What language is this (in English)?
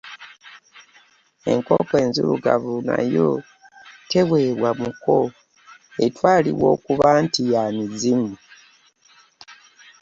Ganda